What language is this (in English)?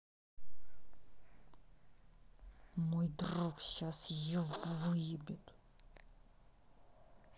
Russian